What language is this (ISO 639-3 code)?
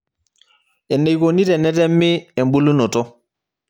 mas